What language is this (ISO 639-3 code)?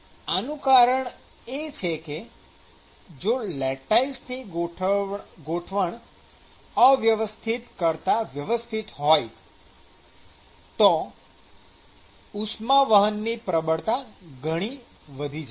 guj